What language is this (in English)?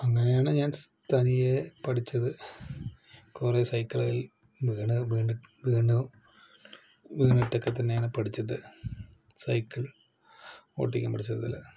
Malayalam